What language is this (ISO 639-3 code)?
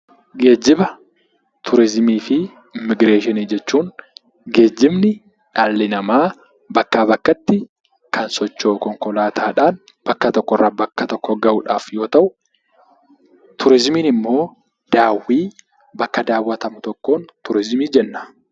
orm